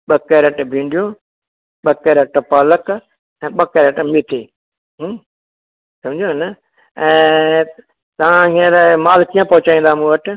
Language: Sindhi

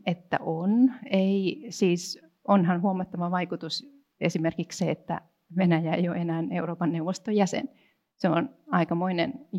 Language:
Finnish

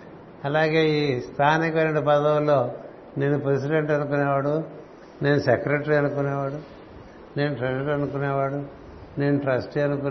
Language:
Telugu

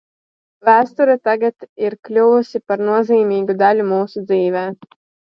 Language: Latvian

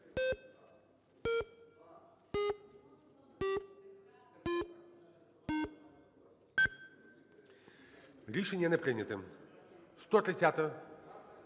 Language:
Ukrainian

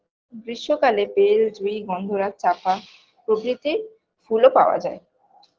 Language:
Bangla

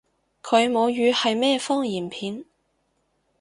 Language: Cantonese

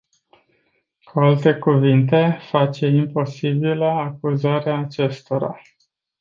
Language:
Romanian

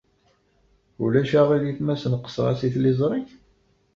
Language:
Kabyle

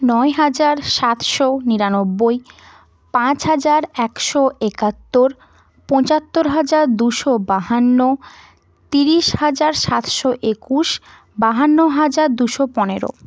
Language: Bangla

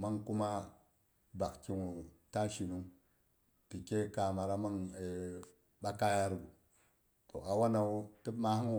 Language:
Boghom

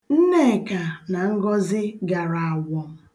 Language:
Igbo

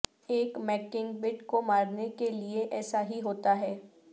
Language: Urdu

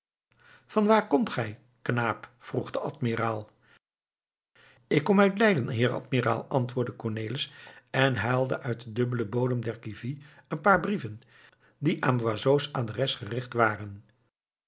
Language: Dutch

